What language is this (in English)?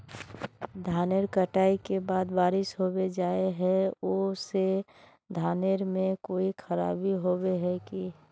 Magahi